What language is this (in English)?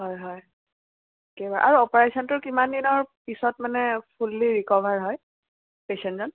Assamese